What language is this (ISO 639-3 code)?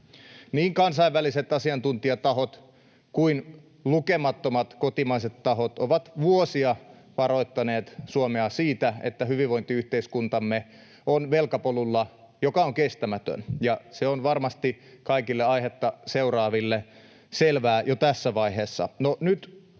fin